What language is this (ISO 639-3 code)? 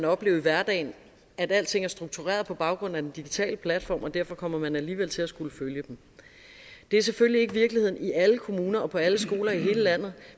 dan